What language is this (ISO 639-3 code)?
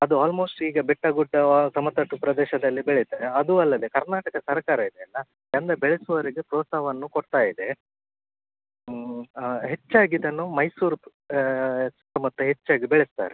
kan